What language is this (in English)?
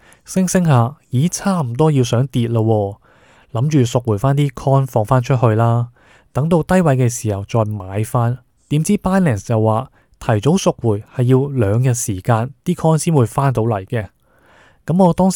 Chinese